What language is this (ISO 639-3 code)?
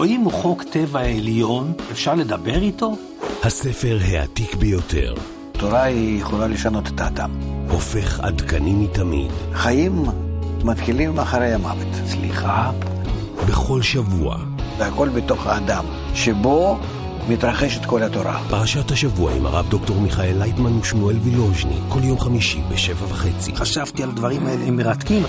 heb